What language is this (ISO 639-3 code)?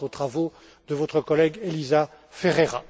fra